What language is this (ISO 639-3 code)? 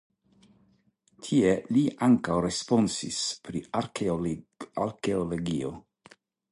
epo